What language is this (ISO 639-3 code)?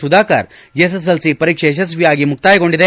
kan